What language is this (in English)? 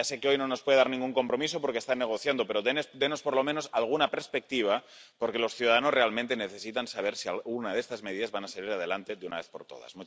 Spanish